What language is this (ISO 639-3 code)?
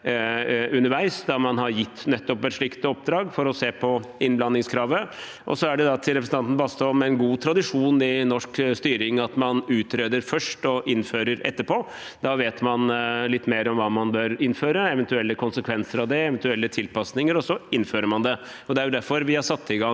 nor